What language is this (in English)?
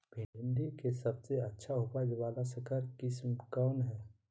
Magahi